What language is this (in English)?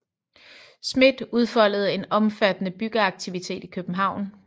Danish